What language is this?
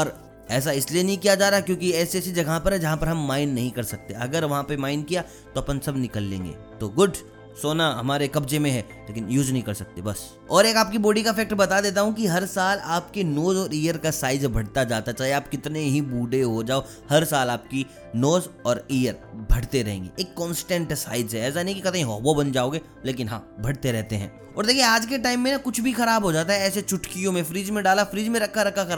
Hindi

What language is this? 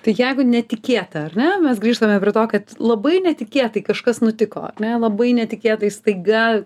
Lithuanian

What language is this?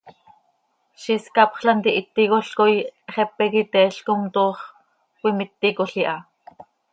Seri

